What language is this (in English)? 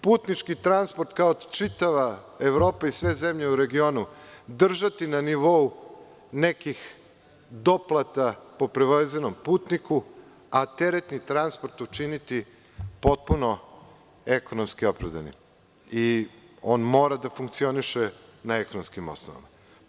Serbian